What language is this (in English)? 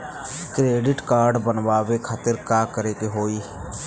Bhojpuri